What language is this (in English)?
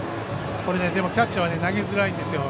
Japanese